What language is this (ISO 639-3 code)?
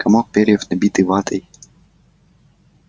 rus